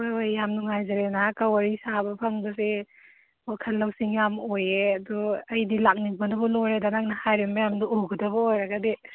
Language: Manipuri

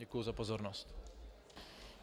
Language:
Czech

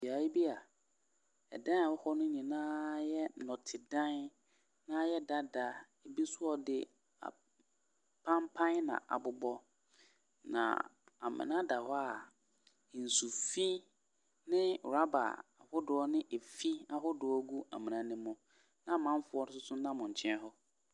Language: Akan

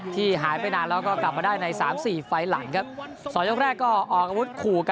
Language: Thai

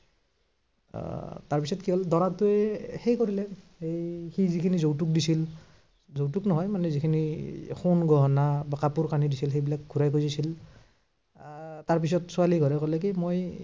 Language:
Assamese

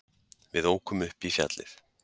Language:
Icelandic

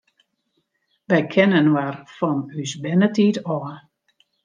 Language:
Western Frisian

